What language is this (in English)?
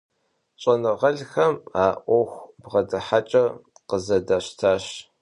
Kabardian